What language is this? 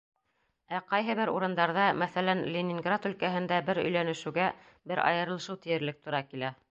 Bashkir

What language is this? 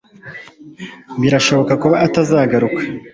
Kinyarwanda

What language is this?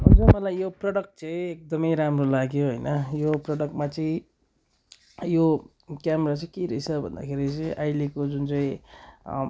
Nepali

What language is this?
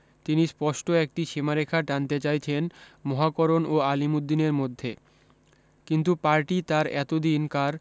Bangla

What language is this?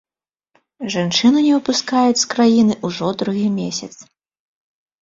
Belarusian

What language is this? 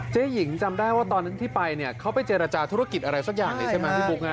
Thai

